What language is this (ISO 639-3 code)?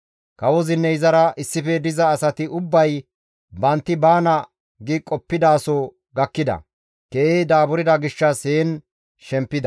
gmv